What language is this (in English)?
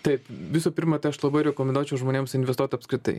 Lithuanian